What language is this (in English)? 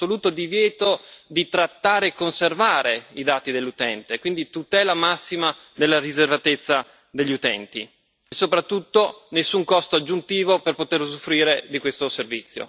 Italian